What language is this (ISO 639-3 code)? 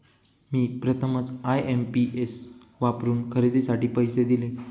mar